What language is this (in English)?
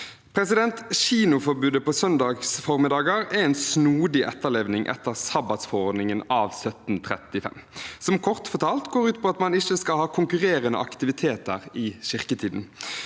Norwegian